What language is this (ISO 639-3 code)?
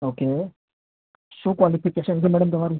guj